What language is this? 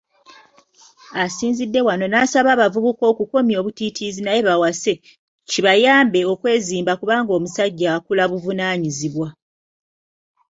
Ganda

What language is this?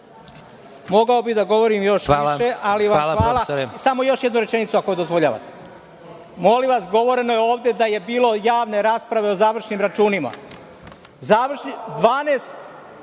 Serbian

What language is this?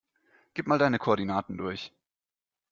German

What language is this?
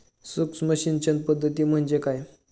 Marathi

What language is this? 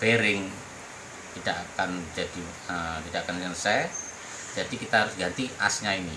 Indonesian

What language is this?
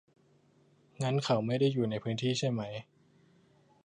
Thai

